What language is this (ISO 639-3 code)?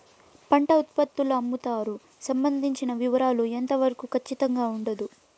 tel